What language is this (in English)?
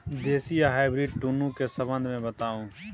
Maithili